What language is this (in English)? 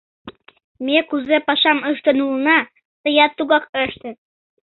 Mari